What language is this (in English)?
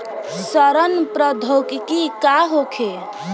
Bhojpuri